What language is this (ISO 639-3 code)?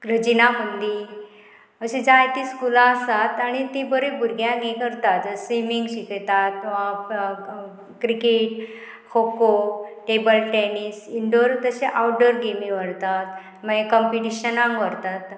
kok